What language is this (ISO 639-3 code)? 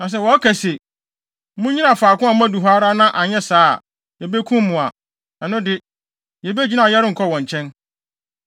aka